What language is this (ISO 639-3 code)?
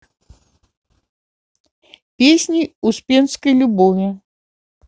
rus